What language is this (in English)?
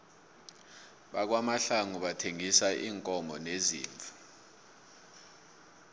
South Ndebele